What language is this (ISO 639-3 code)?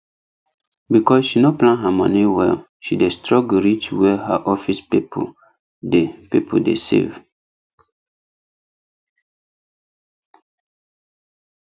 pcm